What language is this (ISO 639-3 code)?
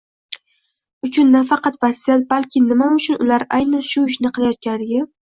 uzb